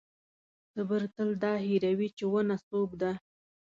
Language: Pashto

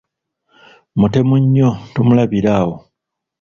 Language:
Ganda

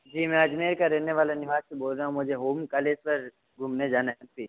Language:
Hindi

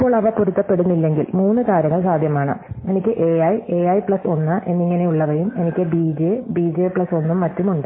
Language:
Malayalam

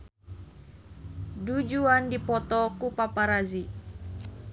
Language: Sundanese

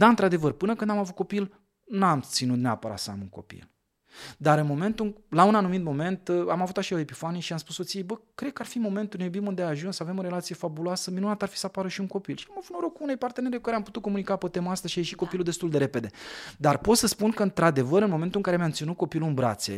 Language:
Romanian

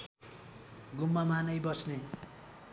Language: Nepali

